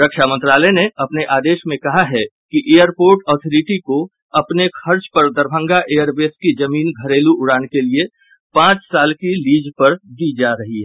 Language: Hindi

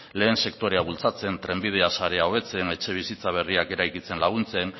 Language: Basque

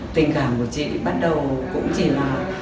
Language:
Vietnamese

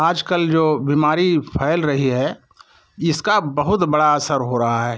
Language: Hindi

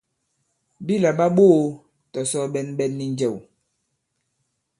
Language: Bankon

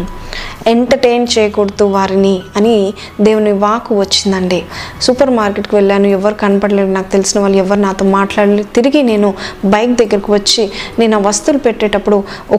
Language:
Telugu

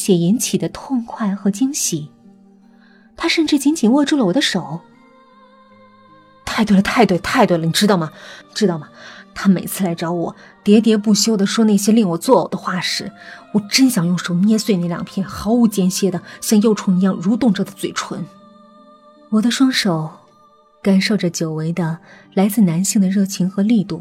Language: Chinese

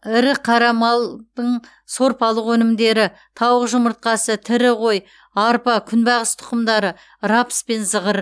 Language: Kazakh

